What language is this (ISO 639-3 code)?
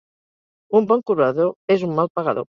cat